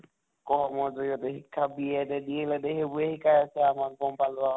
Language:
Assamese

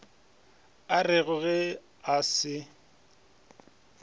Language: Northern Sotho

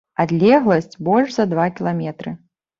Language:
Belarusian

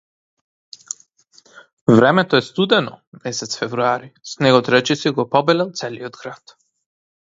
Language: Macedonian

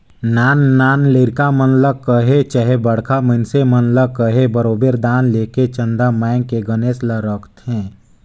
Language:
Chhattisgarhi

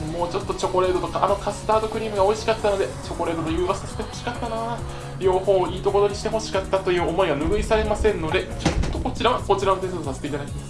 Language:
Japanese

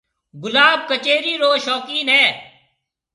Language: Marwari (Pakistan)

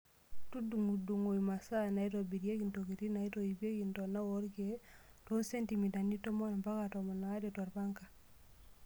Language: Masai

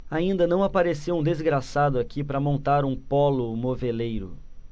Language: Portuguese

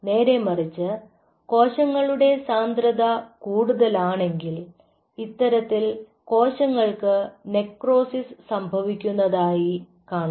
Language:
Malayalam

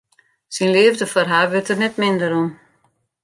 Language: Western Frisian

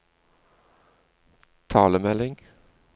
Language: Norwegian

